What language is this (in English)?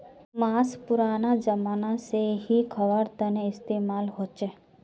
Magahi